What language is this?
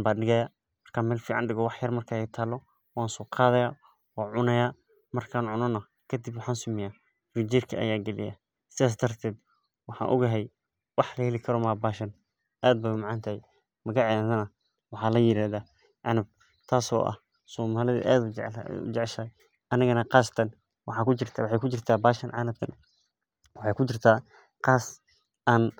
Somali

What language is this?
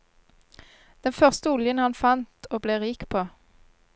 Norwegian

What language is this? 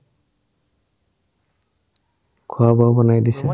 Assamese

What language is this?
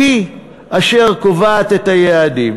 Hebrew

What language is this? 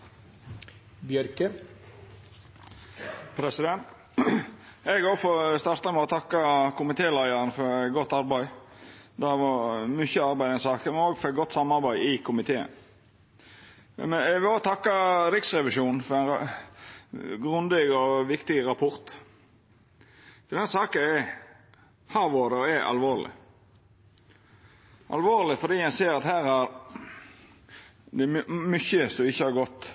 Norwegian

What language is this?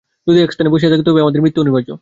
Bangla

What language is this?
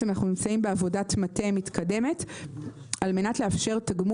Hebrew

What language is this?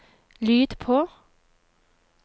Norwegian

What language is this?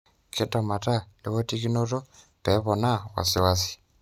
Masai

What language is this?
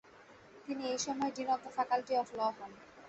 Bangla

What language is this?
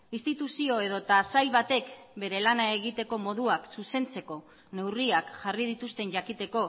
Basque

